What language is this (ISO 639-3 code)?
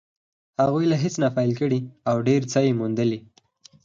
pus